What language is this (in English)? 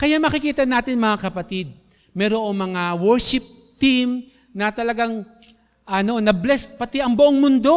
Filipino